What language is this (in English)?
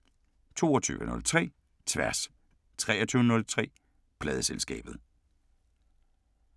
Danish